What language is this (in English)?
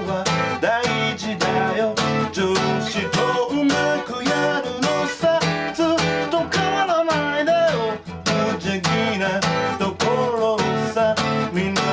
Japanese